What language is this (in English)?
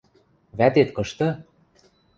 Western Mari